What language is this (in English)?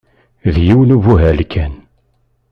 Kabyle